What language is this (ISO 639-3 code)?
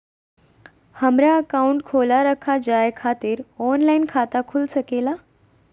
mag